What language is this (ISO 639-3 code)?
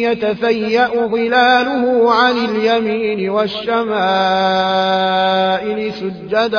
ara